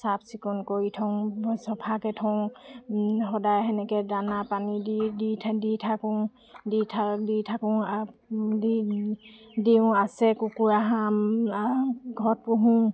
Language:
Assamese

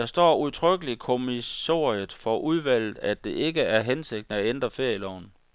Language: Danish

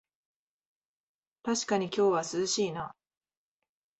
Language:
Japanese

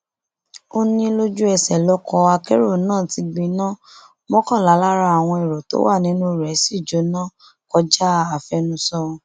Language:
Yoruba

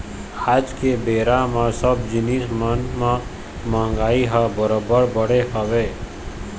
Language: Chhattisgarhi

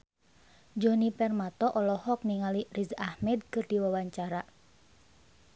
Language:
Sundanese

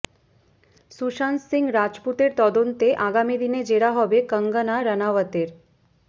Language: Bangla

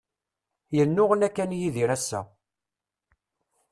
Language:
Kabyle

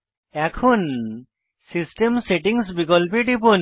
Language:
Bangla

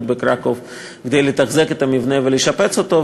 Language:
Hebrew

